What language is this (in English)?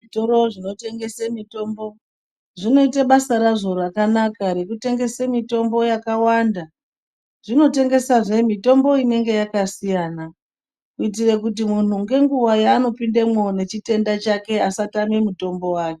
Ndau